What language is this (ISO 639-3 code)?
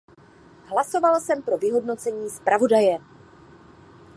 ces